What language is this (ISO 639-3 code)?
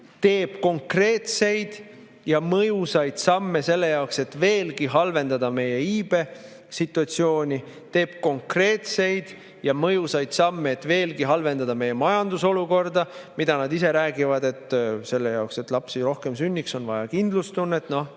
est